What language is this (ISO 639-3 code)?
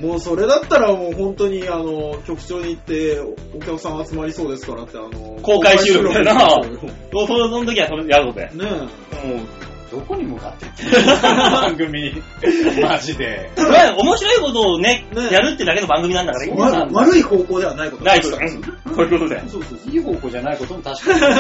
jpn